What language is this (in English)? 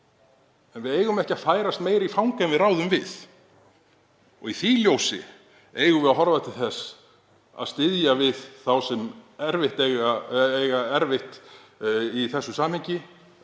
Icelandic